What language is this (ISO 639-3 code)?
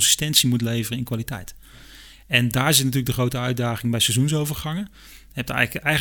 nld